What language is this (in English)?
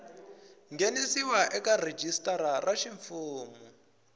Tsonga